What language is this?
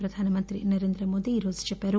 Telugu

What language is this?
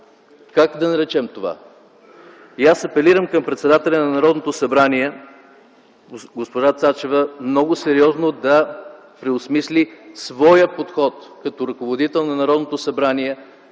Bulgarian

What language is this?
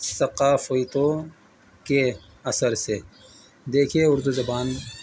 Urdu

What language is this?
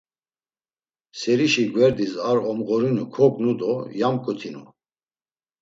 Laz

